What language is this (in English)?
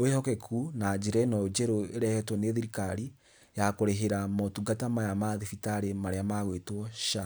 Kikuyu